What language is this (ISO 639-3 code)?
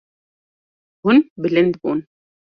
kur